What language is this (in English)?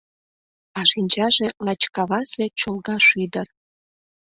Mari